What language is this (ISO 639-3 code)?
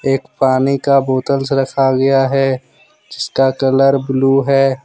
hin